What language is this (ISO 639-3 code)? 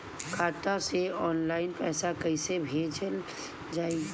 bho